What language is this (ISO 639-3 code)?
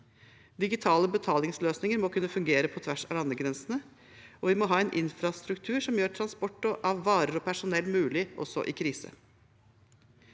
nor